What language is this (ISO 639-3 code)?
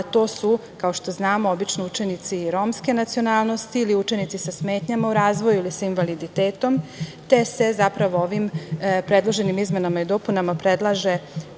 srp